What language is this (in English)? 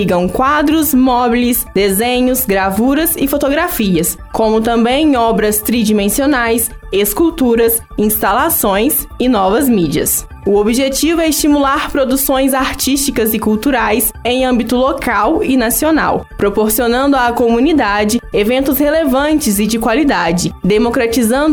Portuguese